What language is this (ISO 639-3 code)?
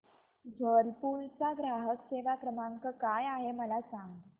mar